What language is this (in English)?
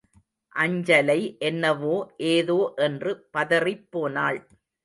Tamil